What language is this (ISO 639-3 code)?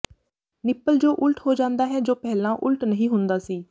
pan